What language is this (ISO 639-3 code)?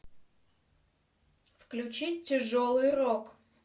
rus